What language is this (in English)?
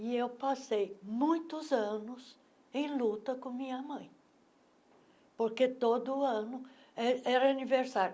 Portuguese